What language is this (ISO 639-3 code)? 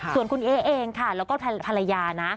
tha